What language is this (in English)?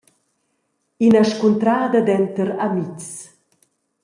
Romansh